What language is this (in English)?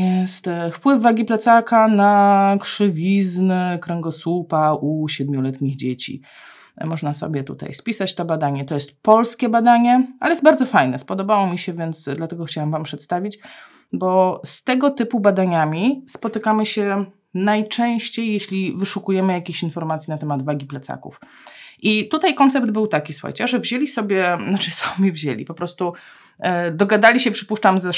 Polish